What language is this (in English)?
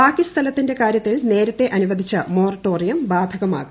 Malayalam